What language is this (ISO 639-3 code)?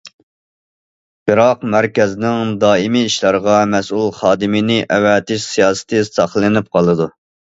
uig